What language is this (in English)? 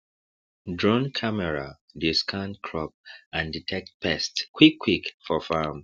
Nigerian Pidgin